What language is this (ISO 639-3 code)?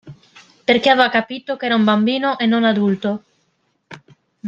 ita